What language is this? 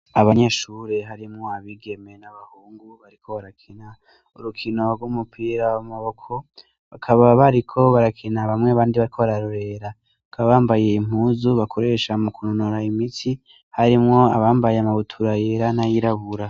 Rundi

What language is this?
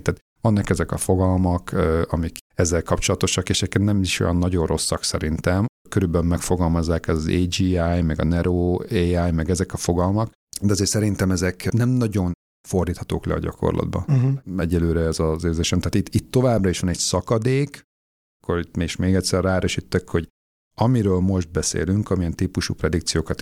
Hungarian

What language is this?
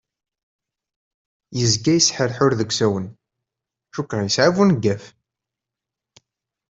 Kabyle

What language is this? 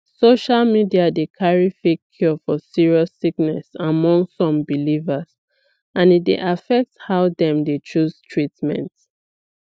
Nigerian Pidgin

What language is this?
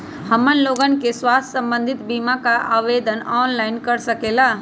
Magahi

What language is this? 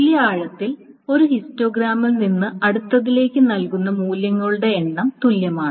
Malayalam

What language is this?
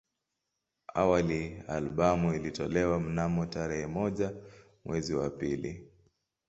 Swahili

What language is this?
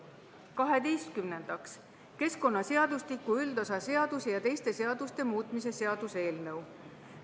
Estonian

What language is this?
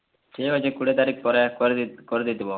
Odia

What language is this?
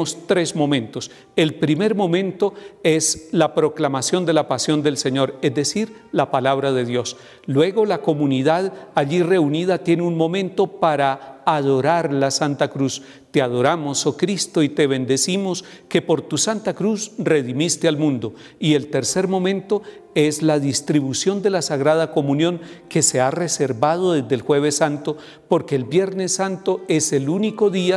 Spanish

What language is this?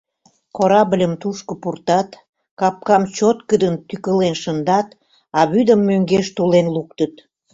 Mari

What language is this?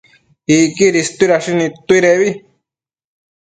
Matsés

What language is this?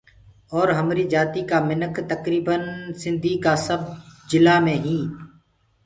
Gurgula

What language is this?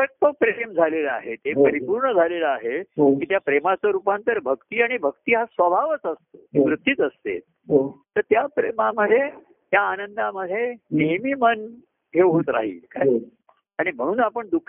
Marathi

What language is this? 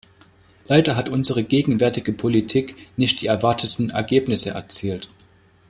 German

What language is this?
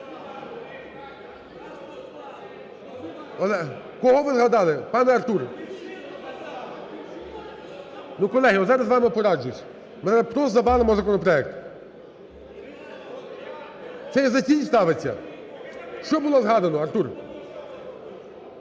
Ukrainian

